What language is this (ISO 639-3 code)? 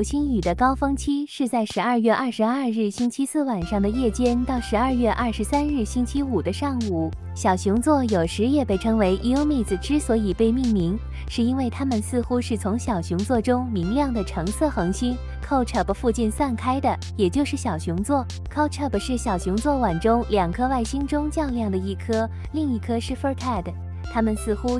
zho